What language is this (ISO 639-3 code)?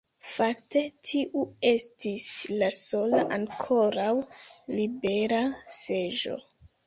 epo